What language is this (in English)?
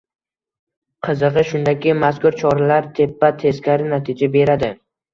Uzbek